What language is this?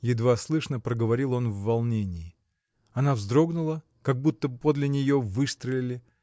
Russian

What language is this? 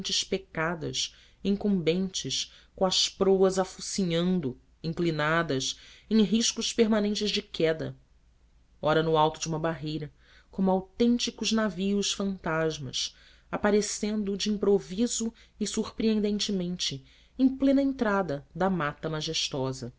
Portuguese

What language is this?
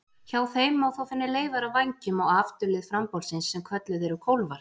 Icelandic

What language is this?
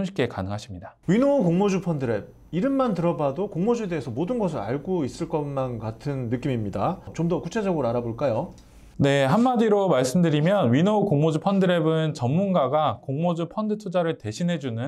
Korean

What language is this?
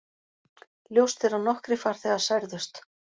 Icelandic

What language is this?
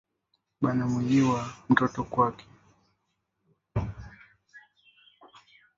Swahili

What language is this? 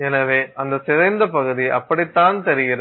Tamil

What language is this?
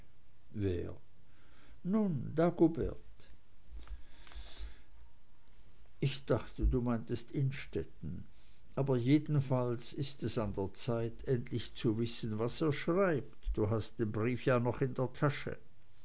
German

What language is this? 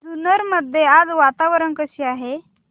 Marathi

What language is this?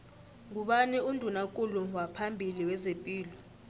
South Ndebele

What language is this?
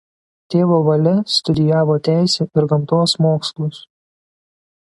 Lithuanian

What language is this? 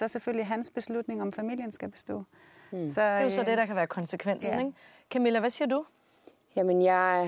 Danish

